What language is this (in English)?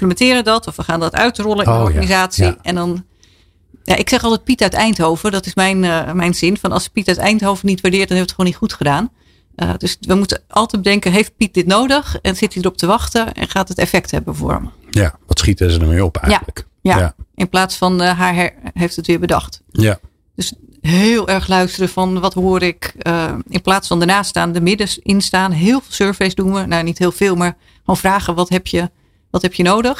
Dutch